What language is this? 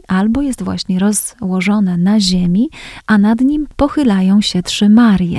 Polish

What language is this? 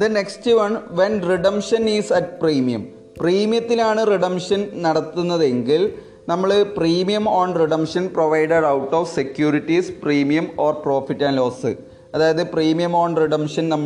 Malayalam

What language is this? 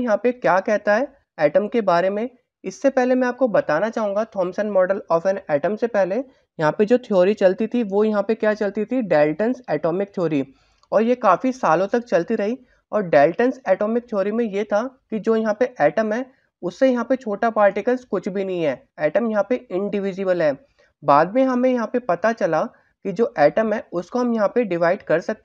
Hindi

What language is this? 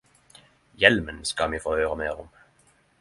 Norwegian Nynorsk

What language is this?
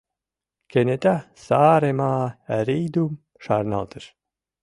Mari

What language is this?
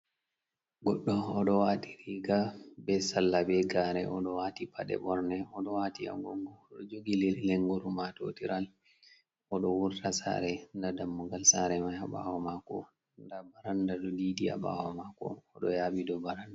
Fula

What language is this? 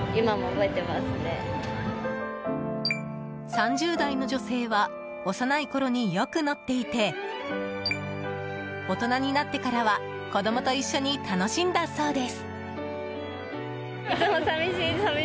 Japanese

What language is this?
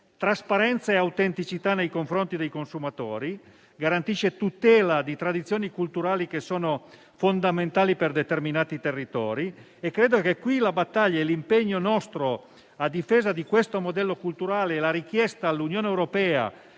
Italian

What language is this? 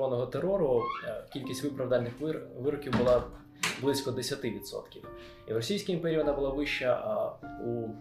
Ukrainian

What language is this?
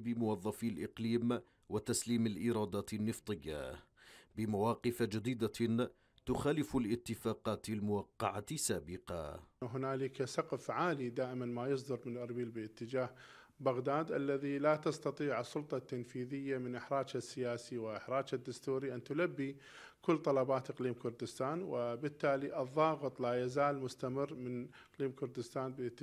Arabic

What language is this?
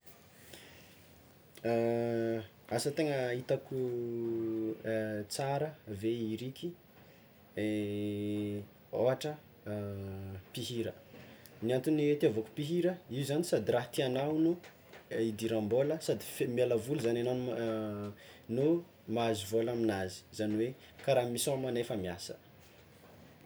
Tsimihety Malagasy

